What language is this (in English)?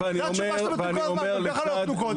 Hebrew